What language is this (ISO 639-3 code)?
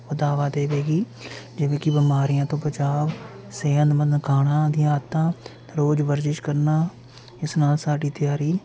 pan